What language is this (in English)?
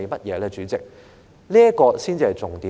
Cantonese